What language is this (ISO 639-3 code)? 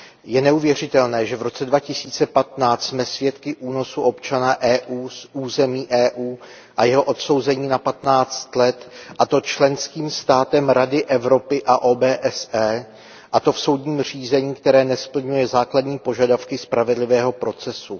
ces